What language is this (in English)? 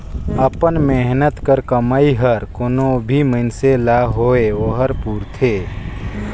Chhattisgarhi